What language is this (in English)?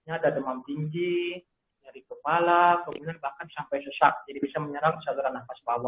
Indonesian